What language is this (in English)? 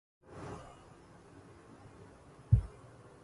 Arabic